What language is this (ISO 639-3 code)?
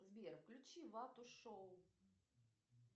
rus